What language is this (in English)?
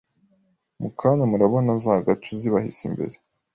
Kinyarwanda